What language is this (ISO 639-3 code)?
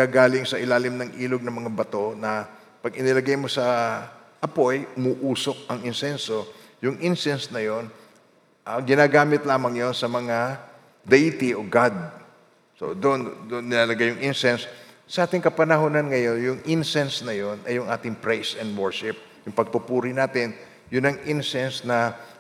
fil